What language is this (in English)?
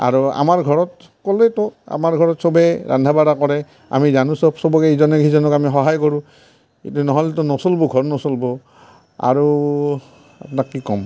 Assamese